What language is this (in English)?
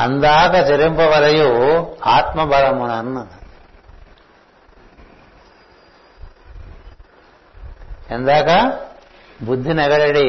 Telugu